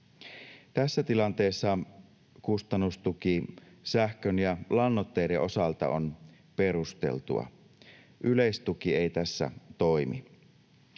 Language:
Finnish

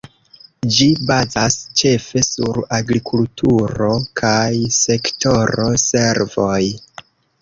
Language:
Esperanto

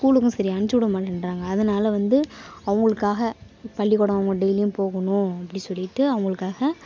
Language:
Tamil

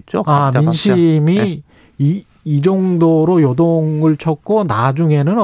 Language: Korean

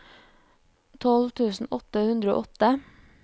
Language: Norwegian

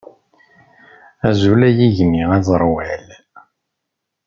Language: Kabyle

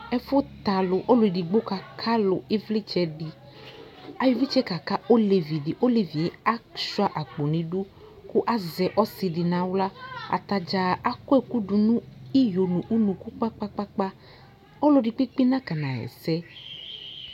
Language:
Ikposo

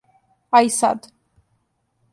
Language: Serbian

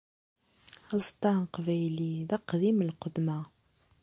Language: Kabyle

